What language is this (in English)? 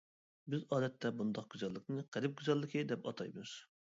Uyghur